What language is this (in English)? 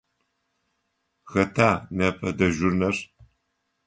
Adyghe